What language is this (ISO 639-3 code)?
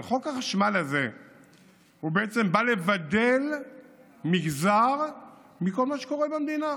heb